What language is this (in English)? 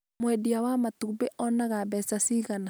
Kikuyu